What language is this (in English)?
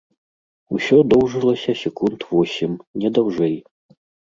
Belarusian